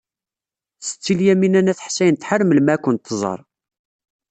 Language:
Kabyle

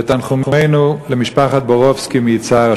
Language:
Hebrew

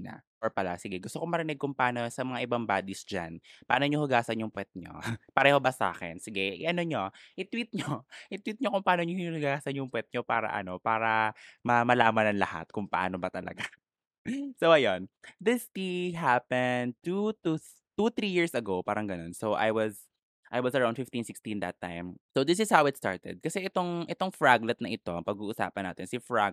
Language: Filipino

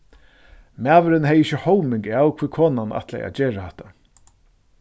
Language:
Faroese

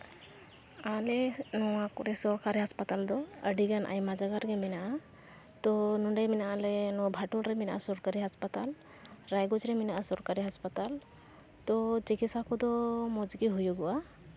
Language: Santali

